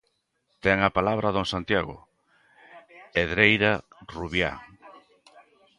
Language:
Galician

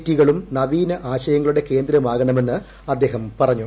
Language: Malayalam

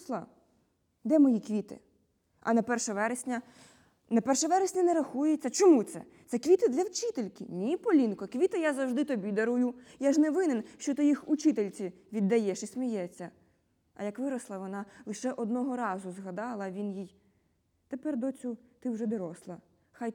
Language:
Ukrainian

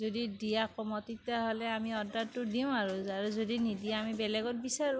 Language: Assamese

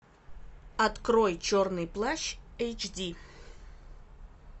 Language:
Russian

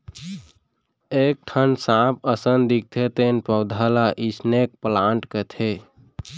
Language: Chhattisgarhi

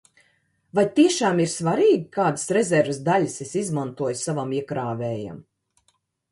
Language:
Latvian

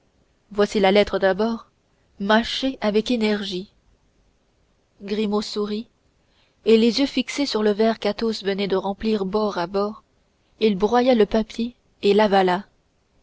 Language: French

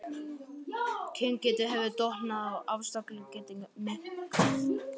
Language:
Icelandic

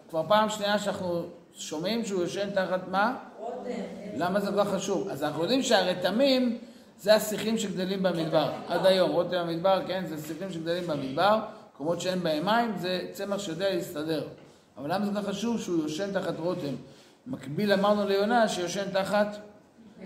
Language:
Hebrew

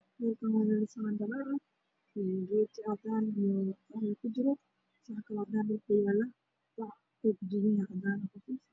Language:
Somali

